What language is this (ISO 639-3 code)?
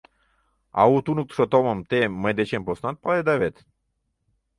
chm